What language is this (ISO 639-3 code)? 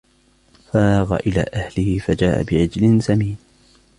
ara